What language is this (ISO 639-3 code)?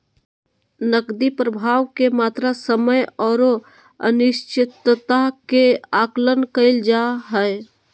mag